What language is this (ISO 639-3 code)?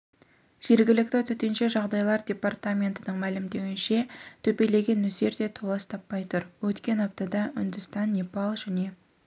kaz